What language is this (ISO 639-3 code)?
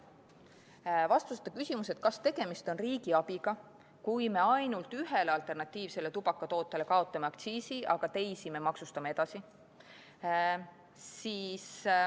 est